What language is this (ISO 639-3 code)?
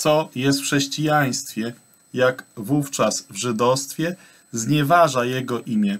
pol